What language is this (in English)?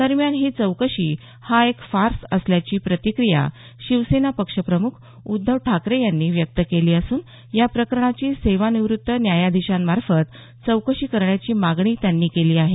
Marathi